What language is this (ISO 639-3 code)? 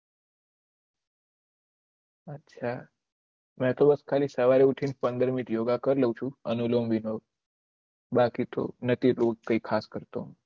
guj